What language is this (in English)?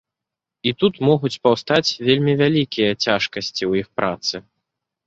Belarusian